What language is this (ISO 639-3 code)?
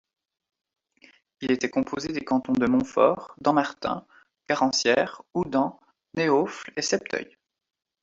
fra